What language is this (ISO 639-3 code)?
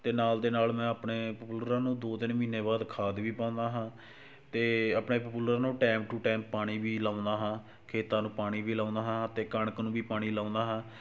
pan